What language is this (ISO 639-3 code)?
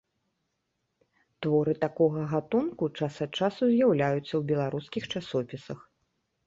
bel